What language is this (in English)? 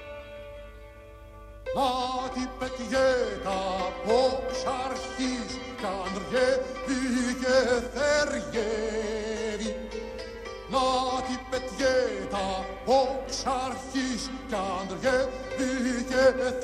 Greek